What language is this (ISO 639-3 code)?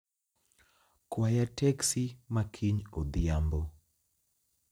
luo